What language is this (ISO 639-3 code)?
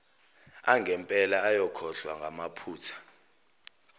zul